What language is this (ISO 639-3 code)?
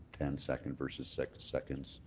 eng